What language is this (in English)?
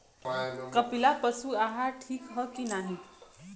Bhojpuri